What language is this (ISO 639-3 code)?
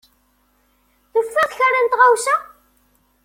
kab